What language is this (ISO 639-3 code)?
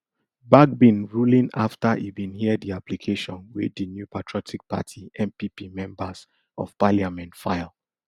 pcm